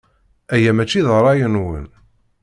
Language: Kabyle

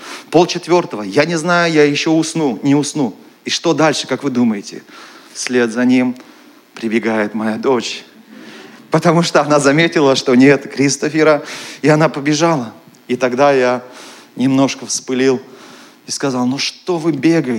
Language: Russian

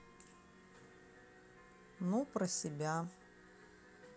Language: Russian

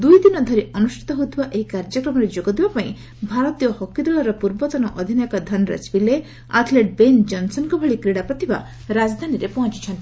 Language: Odia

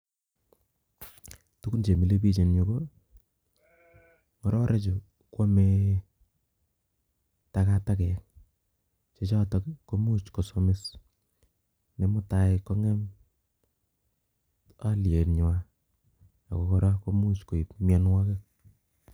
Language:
Kalenjin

